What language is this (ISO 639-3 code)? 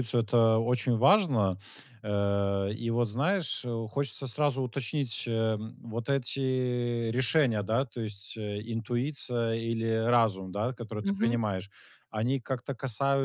rus